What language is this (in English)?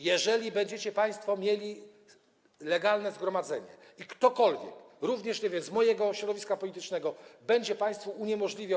Polish